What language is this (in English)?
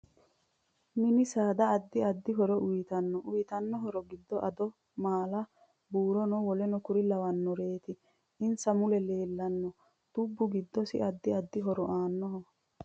Sidamo